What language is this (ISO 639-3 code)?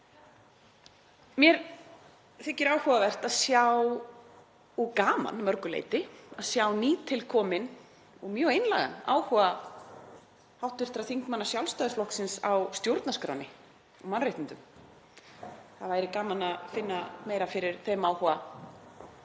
isl